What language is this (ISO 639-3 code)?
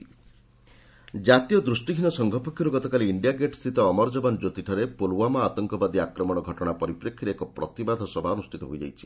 ori